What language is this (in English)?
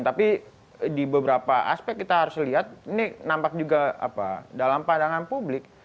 Indonesian